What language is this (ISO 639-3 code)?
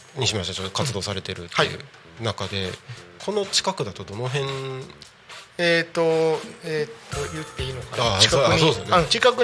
jpn